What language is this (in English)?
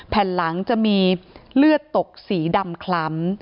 Thai